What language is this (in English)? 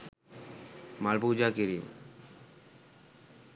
Sinhala